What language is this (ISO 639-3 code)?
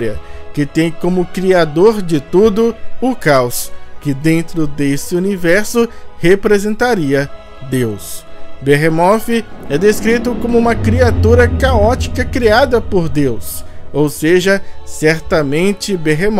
por